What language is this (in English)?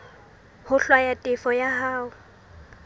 Southern Sotho